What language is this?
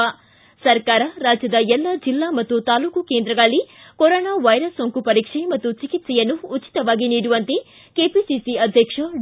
Kannada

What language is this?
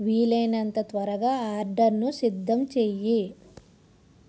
Telugu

